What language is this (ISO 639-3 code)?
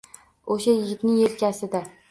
uzb